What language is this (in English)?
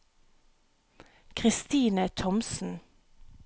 Norwegian